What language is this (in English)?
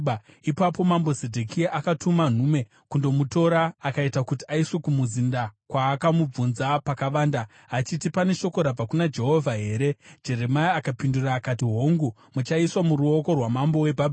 Shona